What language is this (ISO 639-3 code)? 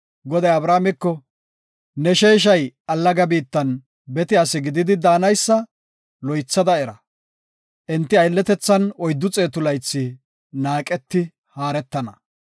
gof